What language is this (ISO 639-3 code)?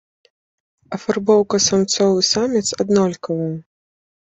bel